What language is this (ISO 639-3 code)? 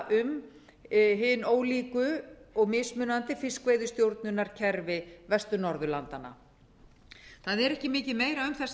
isl